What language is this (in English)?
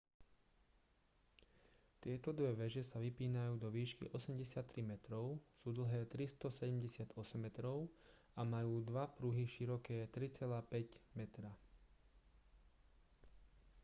Slovak